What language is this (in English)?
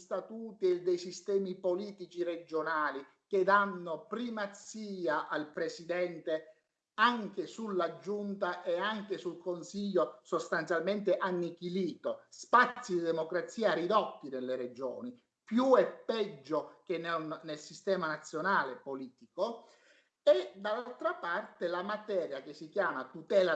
Italian